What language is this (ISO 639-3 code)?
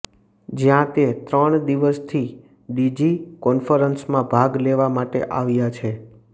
guj